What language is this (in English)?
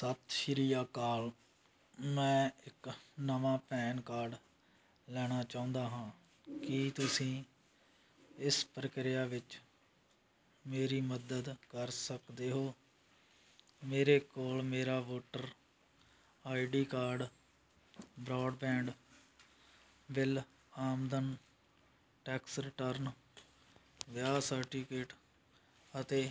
Punjabi